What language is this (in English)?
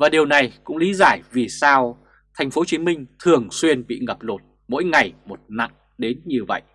Vietnamese